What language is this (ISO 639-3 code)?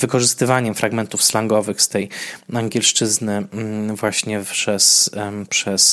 pol